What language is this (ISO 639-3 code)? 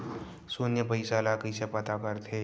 hne